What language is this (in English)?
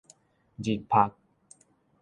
Min Nan Chinese